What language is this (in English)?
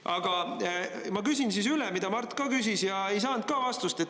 Estonian